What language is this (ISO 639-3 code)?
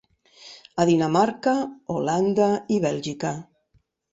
cat